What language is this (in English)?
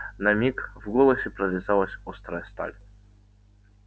Russian